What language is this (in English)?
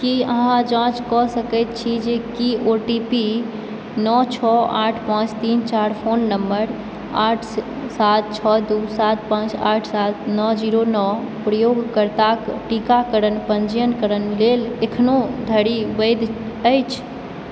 Maithili